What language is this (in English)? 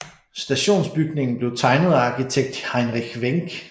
Danish